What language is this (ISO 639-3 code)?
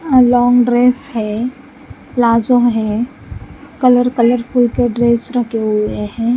hin